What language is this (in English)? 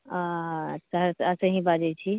Maithili